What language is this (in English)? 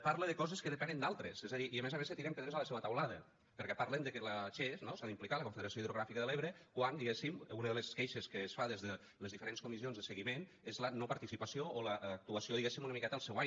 Catalan